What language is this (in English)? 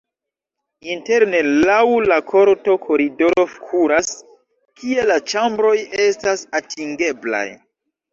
Esperanto